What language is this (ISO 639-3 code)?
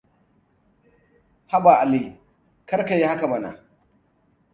hau